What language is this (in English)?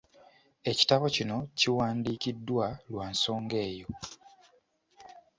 Ganda